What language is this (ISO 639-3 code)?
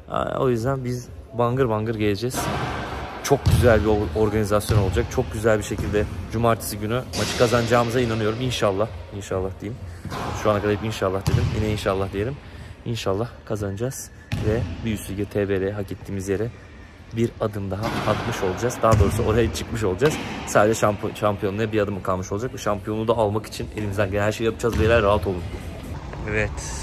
tur